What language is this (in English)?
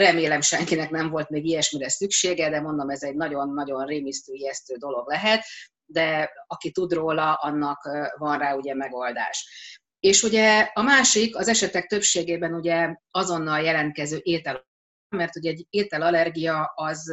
Hungarian